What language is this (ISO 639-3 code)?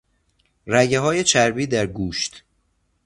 fas